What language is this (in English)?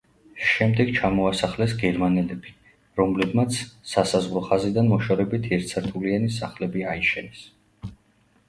Georgian